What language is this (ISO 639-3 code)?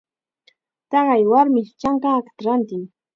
qxa